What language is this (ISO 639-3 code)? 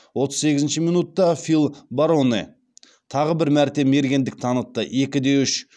kaz